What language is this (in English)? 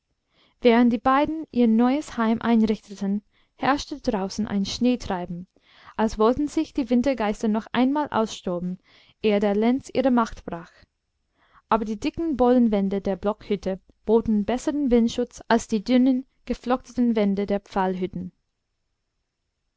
German